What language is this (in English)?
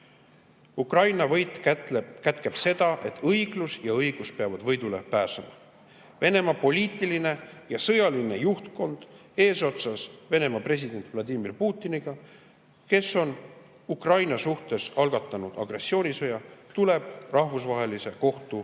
Estonian